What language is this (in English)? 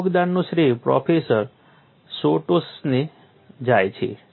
Gujarati